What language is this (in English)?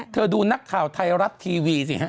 Thai